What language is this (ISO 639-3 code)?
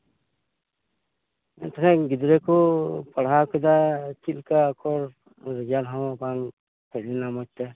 sat